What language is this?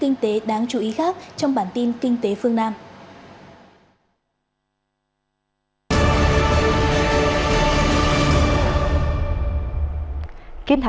Vietnamese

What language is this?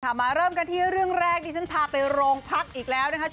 Thai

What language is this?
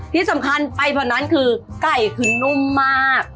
Thai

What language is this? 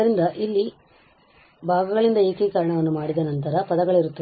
Kannada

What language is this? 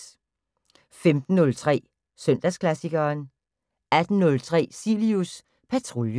Danish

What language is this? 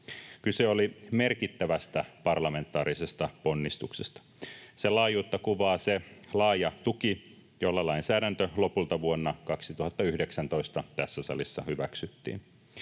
Finnish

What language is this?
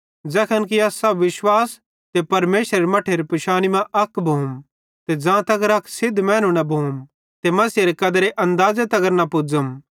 Bhadrawahi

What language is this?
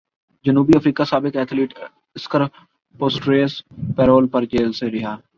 Urdu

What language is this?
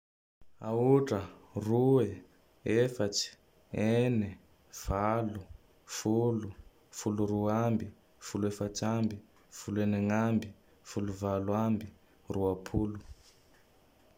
Tandroy-Mahafaly Malagasy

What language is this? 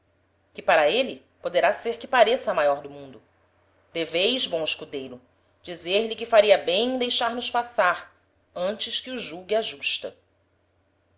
Portuguese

